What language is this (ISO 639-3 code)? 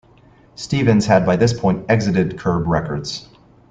eng